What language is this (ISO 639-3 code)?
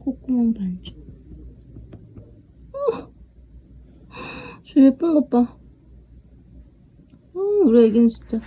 kor